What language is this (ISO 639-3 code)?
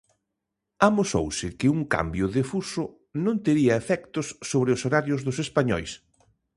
glg